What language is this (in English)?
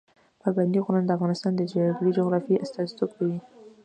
Pashto